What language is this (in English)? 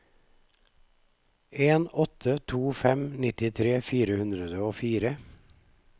Norwegian